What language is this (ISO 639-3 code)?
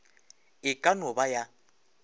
nso